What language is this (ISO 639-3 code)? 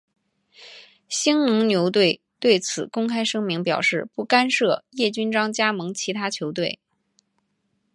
zho